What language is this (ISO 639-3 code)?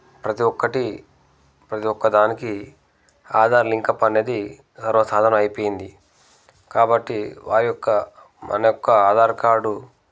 tel